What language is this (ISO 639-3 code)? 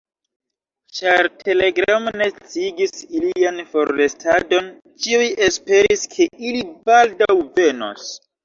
epo